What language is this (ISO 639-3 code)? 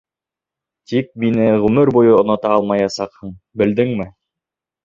bak